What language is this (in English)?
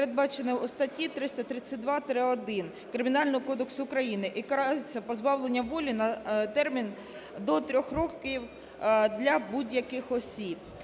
Ukrainian